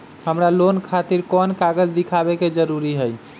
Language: Magahi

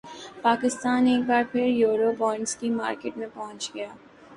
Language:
Urdu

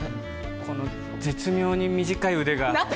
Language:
Japanese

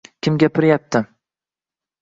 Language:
Uzbek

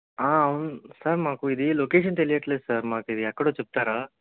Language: Telugu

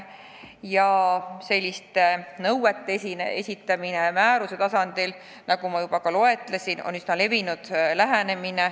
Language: Estonian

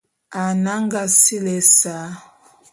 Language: Bulu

